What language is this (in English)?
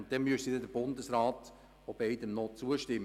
Swiss German